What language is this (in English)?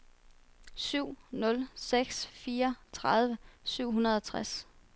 Danish